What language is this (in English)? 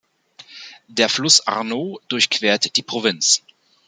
German